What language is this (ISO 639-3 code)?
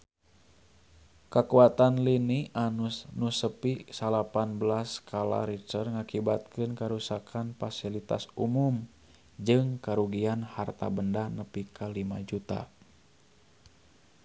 sun